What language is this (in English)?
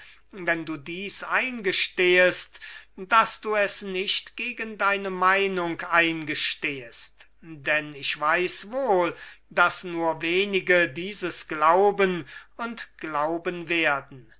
German